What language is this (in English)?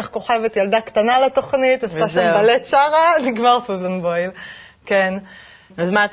Hebrew